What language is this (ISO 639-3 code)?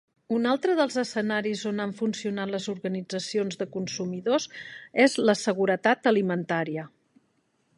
cat